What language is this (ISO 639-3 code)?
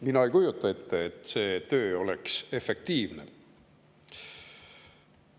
est